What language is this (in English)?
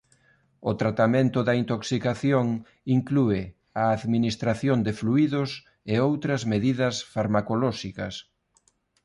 Galician